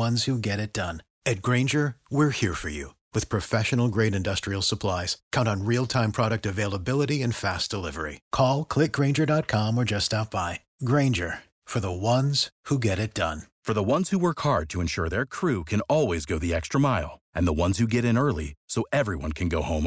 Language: Romanian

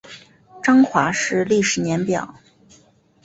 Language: Chinese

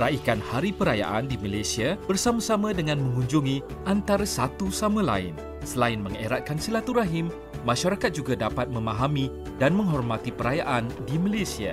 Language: Malay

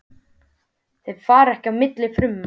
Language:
Icelandic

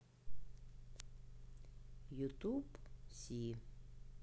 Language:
Russian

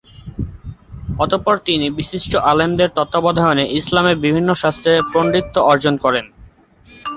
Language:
Bangla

